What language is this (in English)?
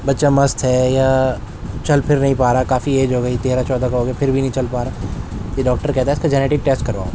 Urdu